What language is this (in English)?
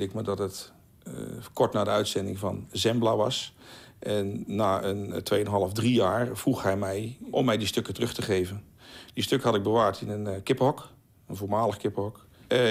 Dutch